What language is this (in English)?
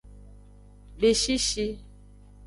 Aja (Benin)